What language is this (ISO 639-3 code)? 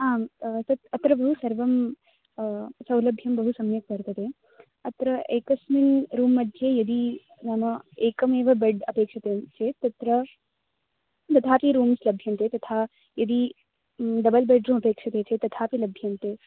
san